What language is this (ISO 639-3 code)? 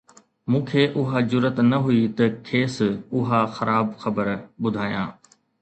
snd